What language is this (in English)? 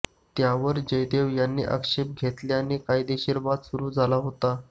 Marathi